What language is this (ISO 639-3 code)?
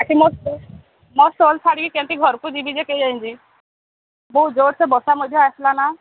ori